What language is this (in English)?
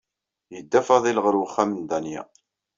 Kabyle